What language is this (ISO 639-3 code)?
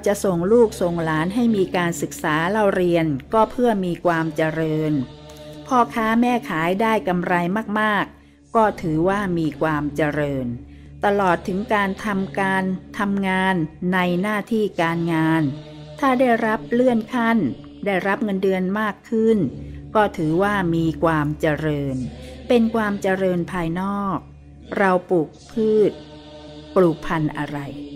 tha